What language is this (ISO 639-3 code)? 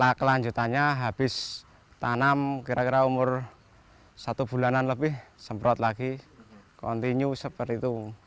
ind